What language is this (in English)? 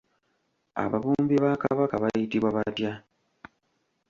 Ganda